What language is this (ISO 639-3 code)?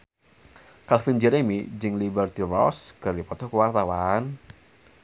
sun